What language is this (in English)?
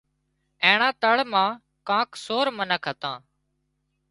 Wadiyara Koli